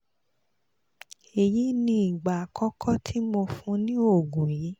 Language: Yoruba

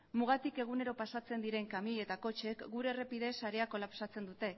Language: Basque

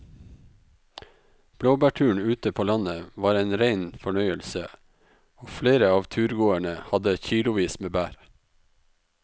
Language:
Norwegian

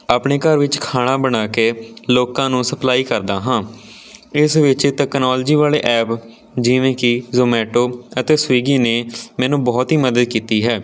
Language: Punjabi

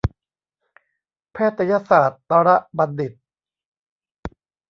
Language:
Thai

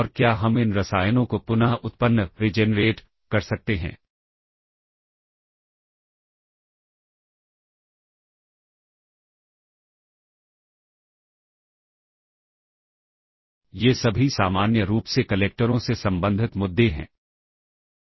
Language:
Hindi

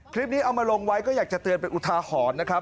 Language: Thai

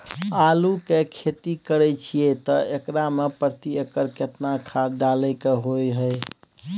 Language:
Maithili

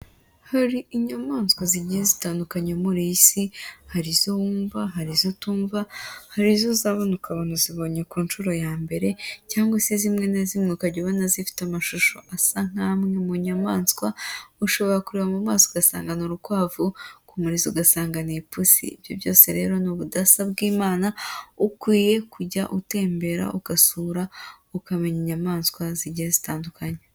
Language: Kinyarwanda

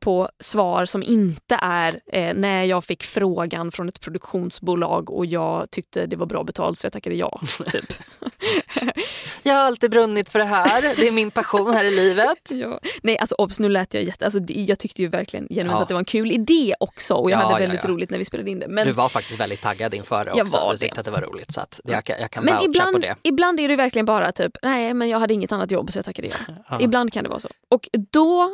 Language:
Swedish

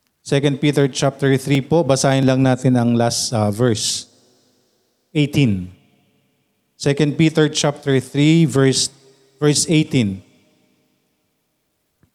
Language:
Filipino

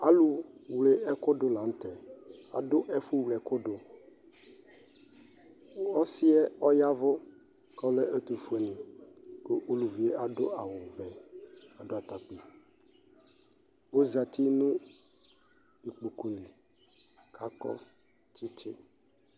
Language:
Ikposo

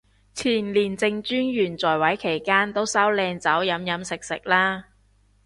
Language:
Cantonese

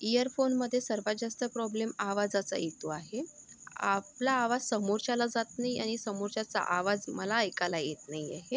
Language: Marathi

